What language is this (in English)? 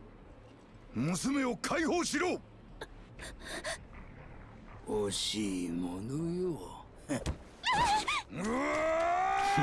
Japanese